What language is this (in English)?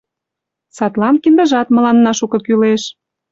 Mari